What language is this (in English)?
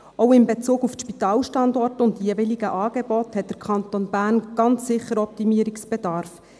Swiss German